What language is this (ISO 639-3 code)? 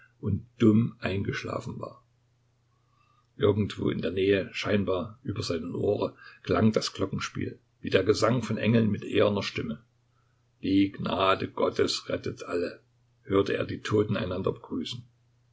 deu